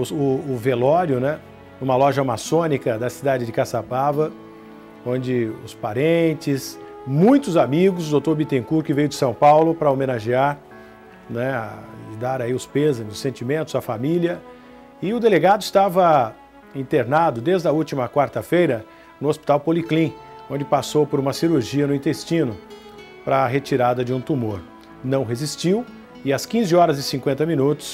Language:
Portuguese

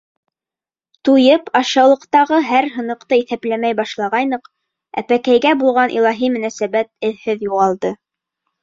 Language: Bashkir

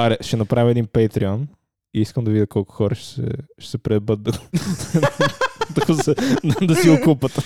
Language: Bulgarian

